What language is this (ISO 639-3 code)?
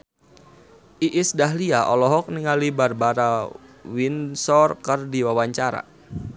sun